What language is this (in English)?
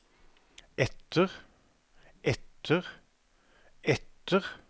Norwegian